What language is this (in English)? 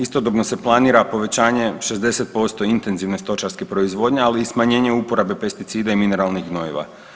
Croatian